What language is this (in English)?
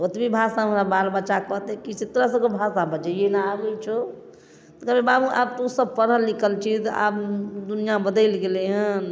Maithili